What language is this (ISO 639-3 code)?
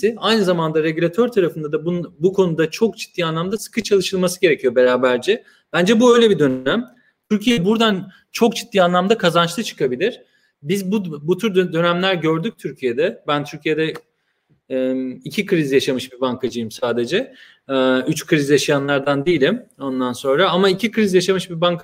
tur